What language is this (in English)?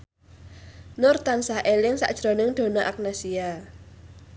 Javanese